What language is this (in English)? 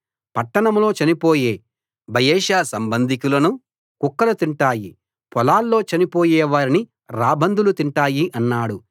Telugu